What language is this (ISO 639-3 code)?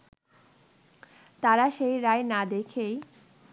ben